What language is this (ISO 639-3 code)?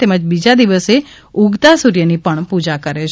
guj